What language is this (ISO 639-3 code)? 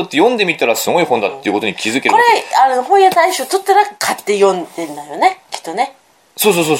jpn